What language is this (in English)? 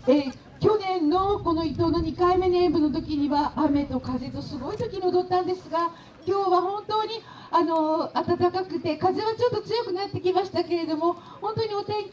Japanese